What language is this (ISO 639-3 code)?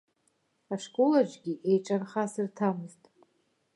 abk